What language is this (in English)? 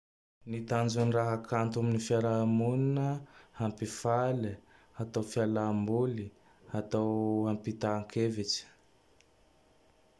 Tandroy-Mahafaly Malagasy